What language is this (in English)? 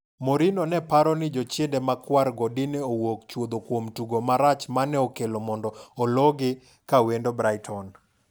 Luo (Kenya and Tanzania)